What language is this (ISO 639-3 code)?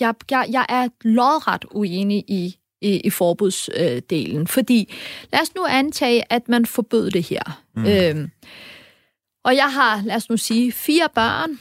dan